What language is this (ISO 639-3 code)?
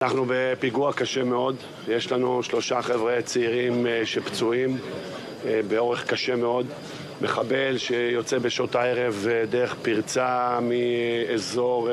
heb